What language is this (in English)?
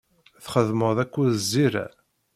Kabyle